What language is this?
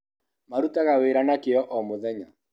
Kikuyu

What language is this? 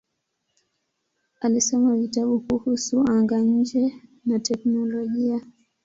Swahili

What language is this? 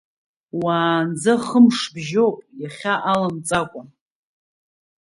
Abkhazian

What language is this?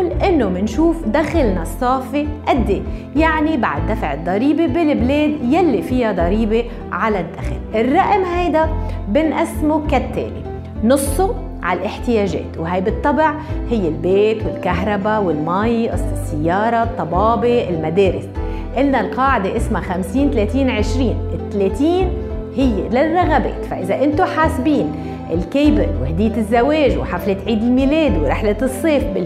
Arabic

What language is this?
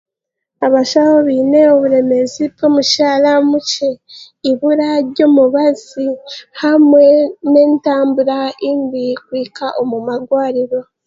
Chiga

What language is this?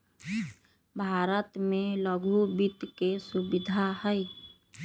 Magahi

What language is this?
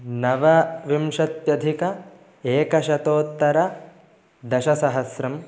Sanskrit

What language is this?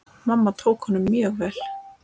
Icelandic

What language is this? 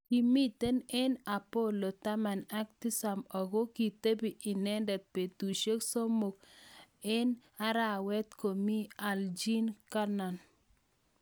Kalenjin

